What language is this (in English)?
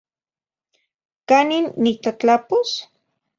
Zacatlán-Ahuacatlán-Tepetzintla Nahuatl